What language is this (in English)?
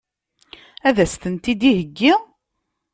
Kabyle